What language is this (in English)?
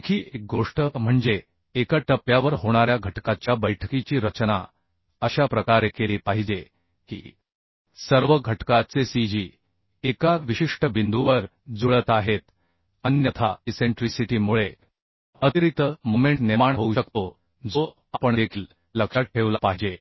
Marathi